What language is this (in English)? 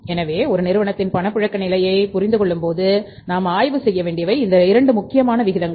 Tamil